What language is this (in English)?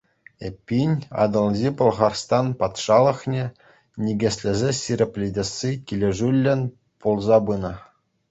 Chuvash